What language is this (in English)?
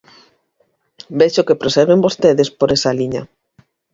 Galician